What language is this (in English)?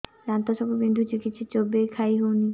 Odia